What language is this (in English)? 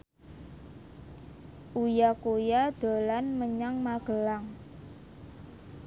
Javanese